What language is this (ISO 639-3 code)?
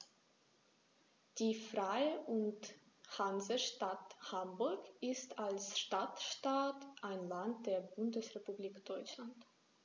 deu